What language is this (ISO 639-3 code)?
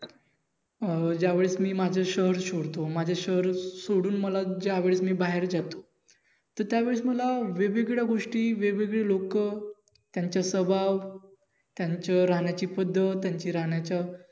mar